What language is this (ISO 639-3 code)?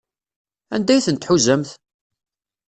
kab